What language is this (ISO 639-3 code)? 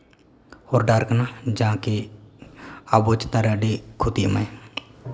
sat